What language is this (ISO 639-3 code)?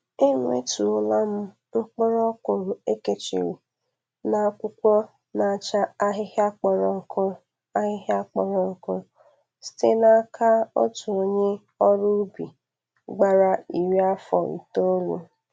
ibo